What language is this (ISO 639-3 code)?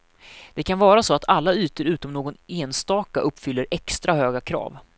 swe